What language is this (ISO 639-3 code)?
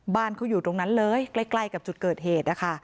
tha